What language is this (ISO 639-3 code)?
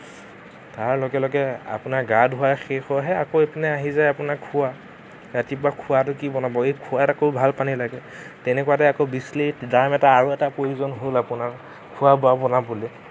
asm